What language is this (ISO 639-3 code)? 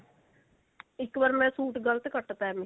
pan